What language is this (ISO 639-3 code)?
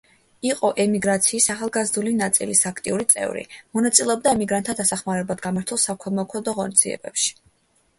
kat